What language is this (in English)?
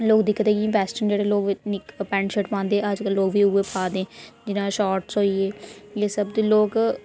Dogri